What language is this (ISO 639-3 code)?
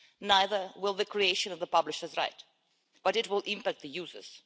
eng